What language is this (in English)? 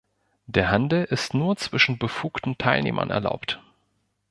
German